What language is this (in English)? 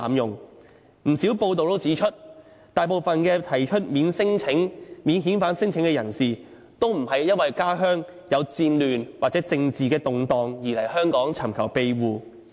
Cantonese